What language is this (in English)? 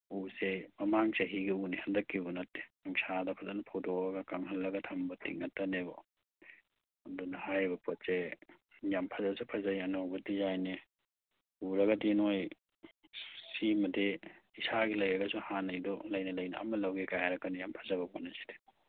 Manipuri